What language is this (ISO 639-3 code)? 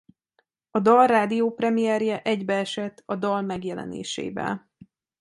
hun